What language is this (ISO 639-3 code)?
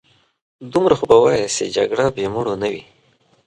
pus